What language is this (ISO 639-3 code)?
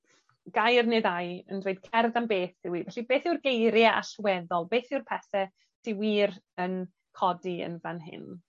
cym